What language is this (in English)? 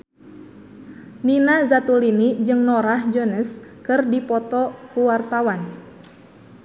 Sundanese